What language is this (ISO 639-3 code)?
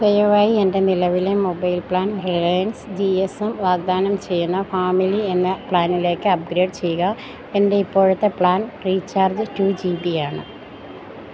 mal